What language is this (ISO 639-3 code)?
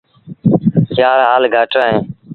sbn